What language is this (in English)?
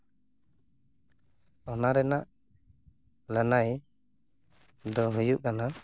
Santali